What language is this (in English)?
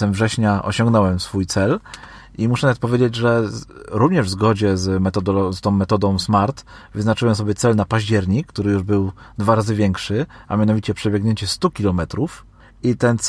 Polish